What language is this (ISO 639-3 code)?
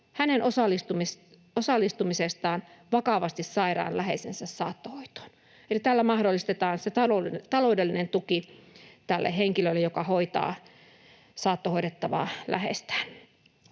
fin